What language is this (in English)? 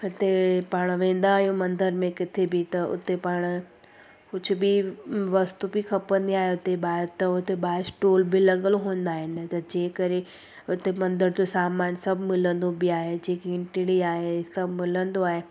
Sindhi